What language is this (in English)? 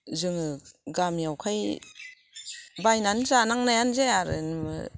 Bodo